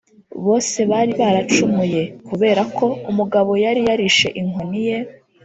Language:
Kinyarwanda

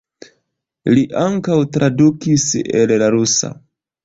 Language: Esperanto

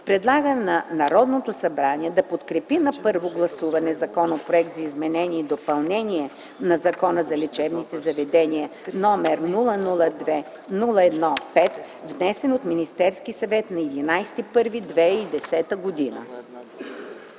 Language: Bulgarian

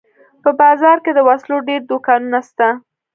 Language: Pashto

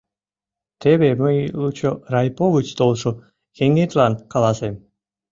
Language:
Mari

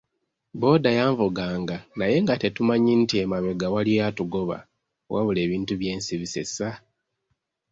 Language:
Ganda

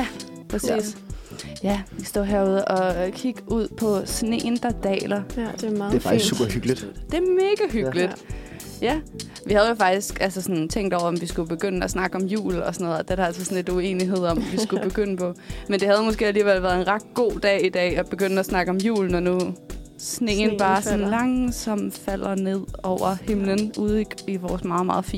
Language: Danish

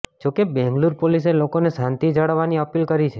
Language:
Gujarati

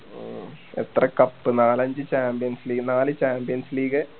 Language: Malayalam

